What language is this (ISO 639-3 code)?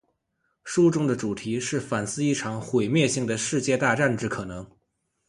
zho